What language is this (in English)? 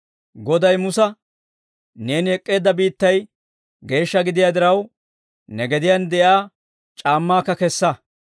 Dawro